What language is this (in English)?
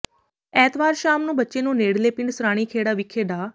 Punjabi